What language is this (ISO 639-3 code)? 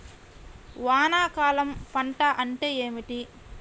tel